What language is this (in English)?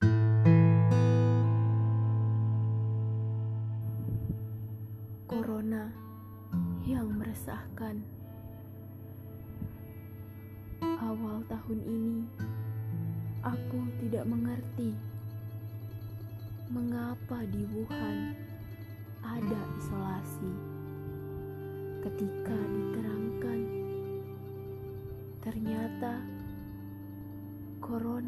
Indonesian